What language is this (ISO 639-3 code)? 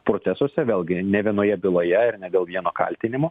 lit